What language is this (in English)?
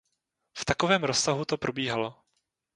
Czech